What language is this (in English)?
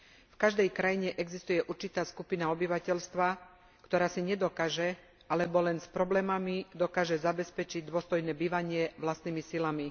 Slovak